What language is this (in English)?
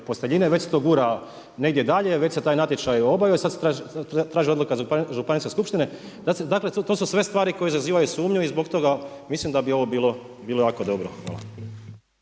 Croatian